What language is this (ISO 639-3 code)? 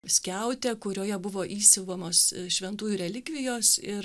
lit